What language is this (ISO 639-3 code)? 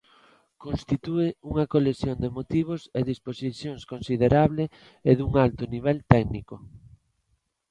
glg